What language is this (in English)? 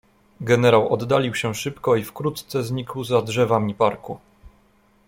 Polish